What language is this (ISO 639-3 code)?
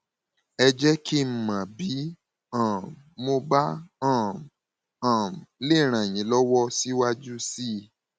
yor